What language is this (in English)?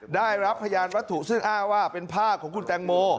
Thai